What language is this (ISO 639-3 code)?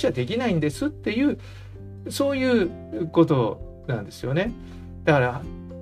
jpn